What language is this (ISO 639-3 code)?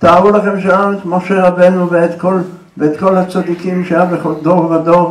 heb